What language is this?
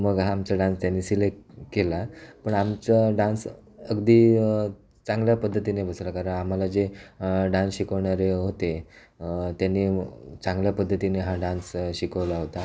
Marathi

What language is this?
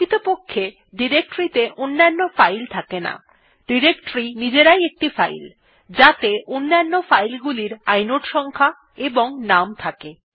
Bangla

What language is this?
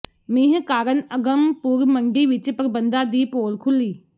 Punjabi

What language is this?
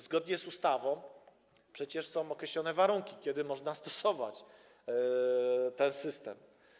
Polish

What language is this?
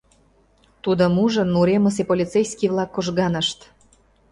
Mari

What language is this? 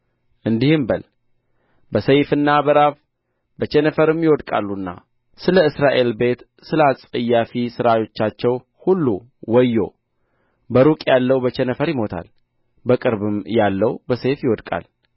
Amharic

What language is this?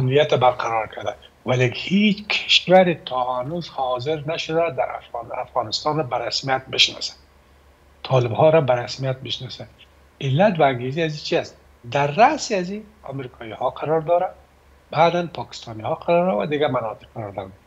Persian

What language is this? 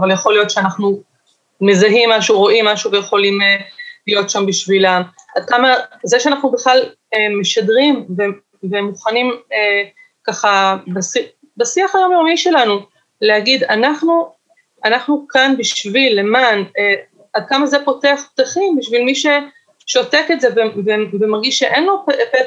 Hebrew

